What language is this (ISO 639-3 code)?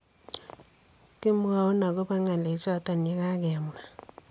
kln